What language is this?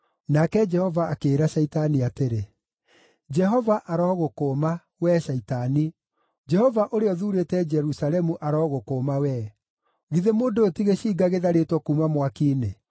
Kikuyu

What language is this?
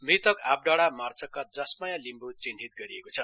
Nepali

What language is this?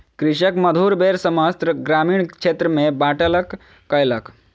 Maithili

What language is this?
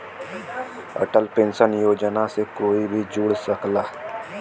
Bhojpuri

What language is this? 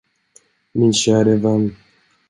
Swedish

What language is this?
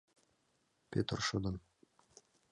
Mari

